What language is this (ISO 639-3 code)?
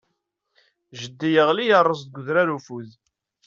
kab